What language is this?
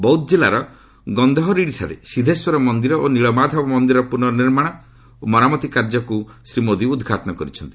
Odia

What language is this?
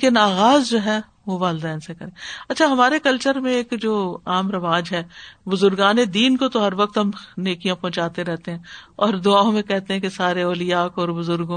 Urdu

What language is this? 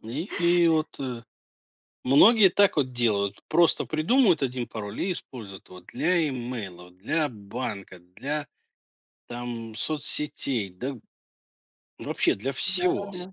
Russian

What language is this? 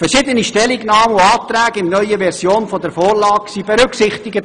Swiss German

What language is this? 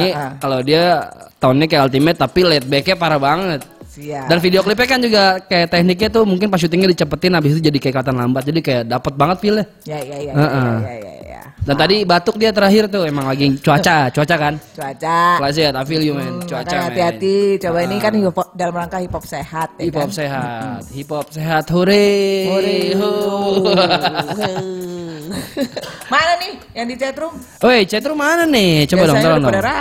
Indonesian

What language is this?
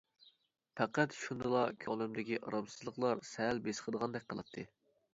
Uyghur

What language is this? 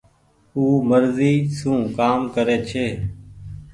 Goaria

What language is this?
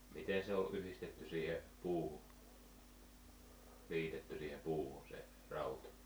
Finnish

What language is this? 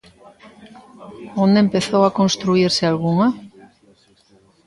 Galician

